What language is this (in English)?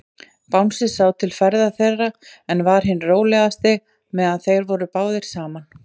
Icelandic